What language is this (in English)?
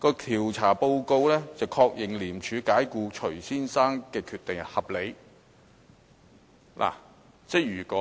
Cantonese